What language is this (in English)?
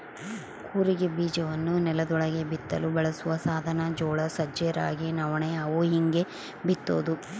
Kannada